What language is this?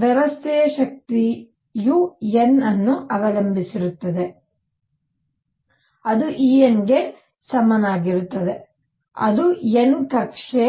Kannada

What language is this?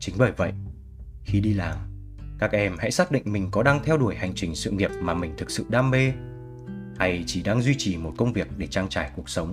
Vietnamese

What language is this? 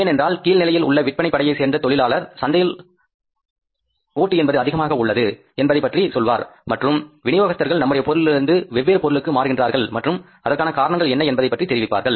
Tamil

